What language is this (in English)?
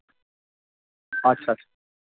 Urdu